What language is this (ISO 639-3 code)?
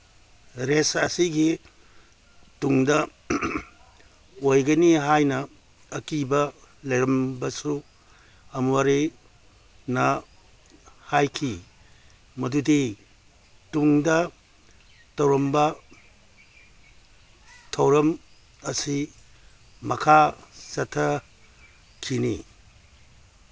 mni